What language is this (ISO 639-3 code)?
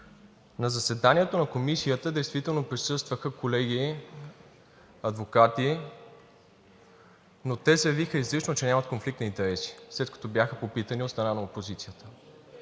bul